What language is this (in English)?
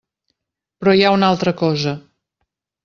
Catalan